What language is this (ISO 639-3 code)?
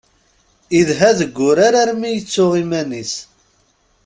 kab